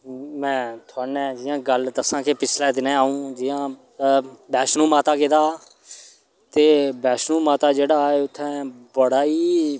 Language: Dogri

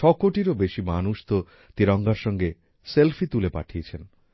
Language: Bangla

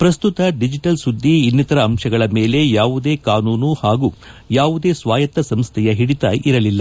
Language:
Kannada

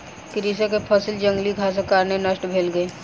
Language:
Maithili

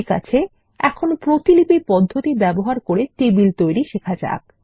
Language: Bangla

